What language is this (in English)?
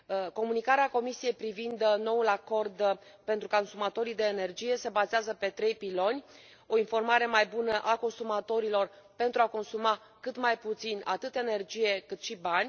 Romanian